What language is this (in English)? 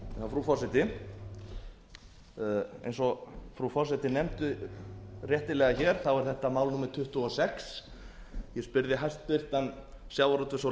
Icelandic